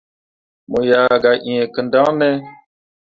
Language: Mundang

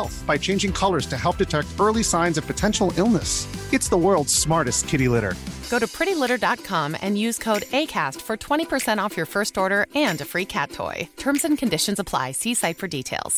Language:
Urdu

